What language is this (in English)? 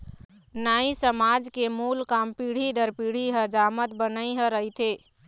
Chhattisgarhi